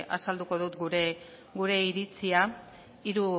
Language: Basque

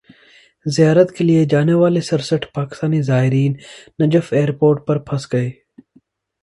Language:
Urdu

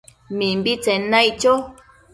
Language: Matsés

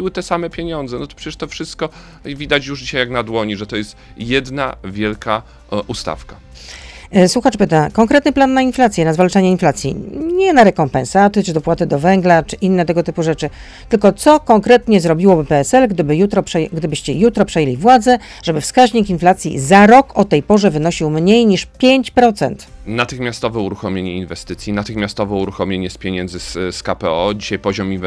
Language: Polish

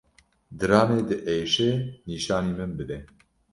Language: Kurdish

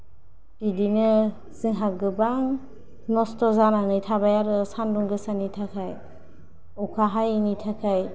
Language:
Bodo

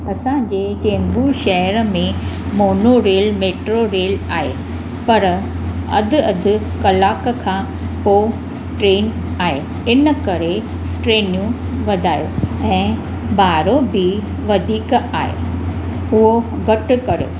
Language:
Sindhi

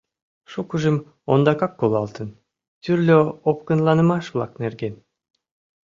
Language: Mari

